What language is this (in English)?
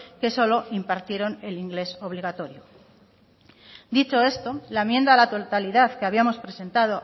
Spanish